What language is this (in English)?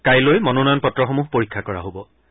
Assamese